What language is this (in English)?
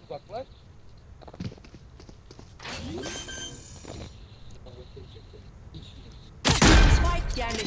Turkish